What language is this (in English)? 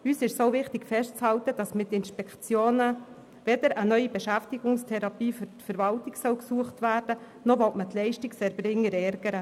Swiss German